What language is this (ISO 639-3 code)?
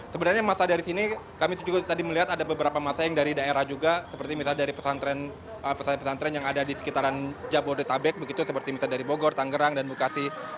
ind